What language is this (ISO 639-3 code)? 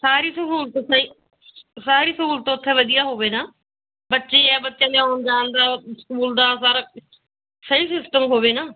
pan